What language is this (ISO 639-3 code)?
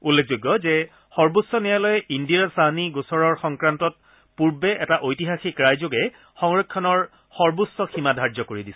asm